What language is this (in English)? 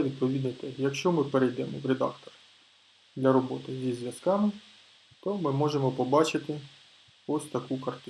Ukrainian